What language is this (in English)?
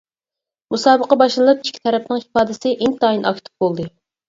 Uyghur